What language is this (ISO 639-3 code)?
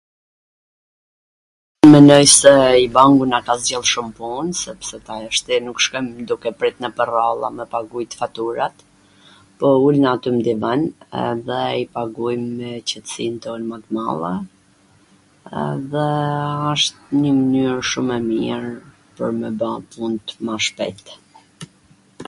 aln